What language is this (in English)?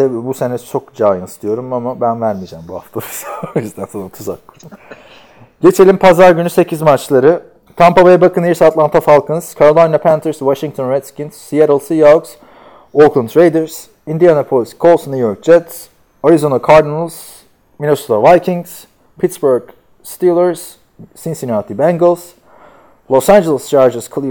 Turkish